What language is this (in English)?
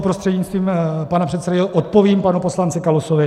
Czech